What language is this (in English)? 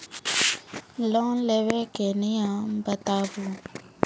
Maithili